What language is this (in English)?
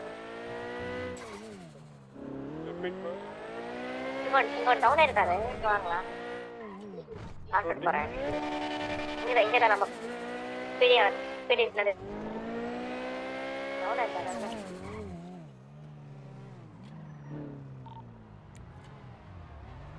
Tamil